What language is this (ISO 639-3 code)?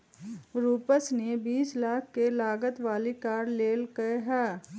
mag